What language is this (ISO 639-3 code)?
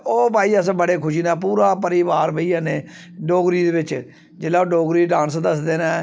doi